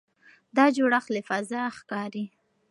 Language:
Pashto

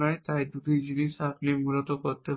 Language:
Bangla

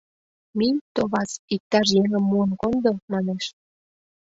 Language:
Mari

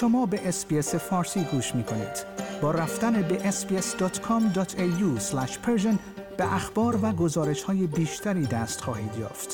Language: Persian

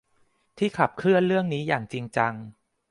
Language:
Thai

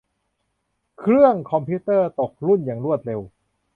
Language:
Thai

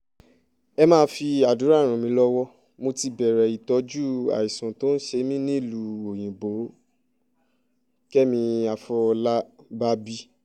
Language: Yoruba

